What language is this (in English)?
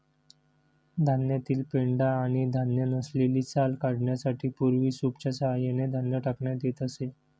Marathi